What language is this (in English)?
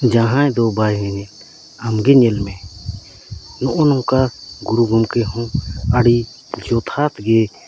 Santali